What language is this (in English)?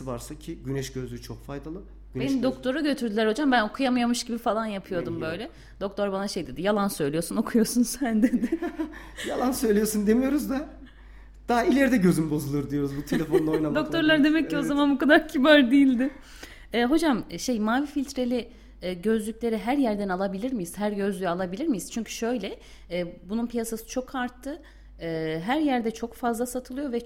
Turkish